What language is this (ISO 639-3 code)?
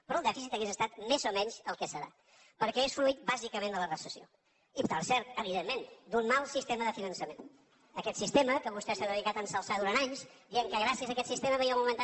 cat